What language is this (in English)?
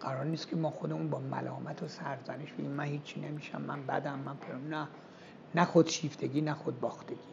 Persian